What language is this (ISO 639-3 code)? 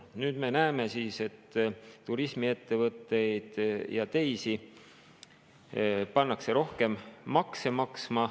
est